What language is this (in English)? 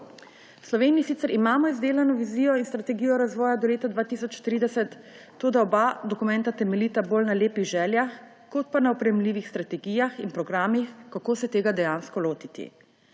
Slovenian